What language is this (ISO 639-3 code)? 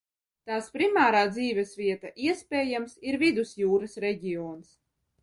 lav